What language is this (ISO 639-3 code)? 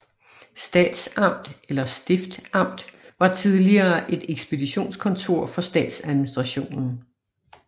dan